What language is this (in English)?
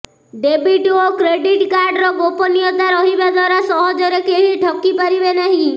Odia